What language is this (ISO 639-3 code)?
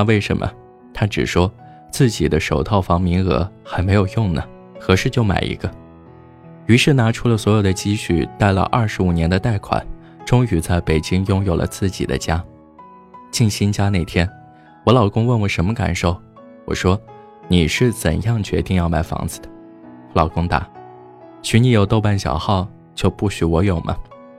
zho